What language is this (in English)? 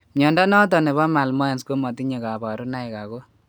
Kalenjin